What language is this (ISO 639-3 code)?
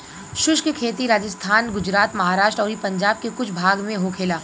bho